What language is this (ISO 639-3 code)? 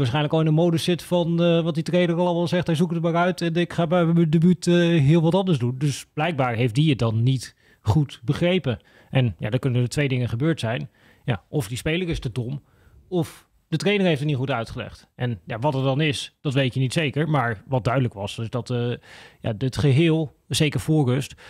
nld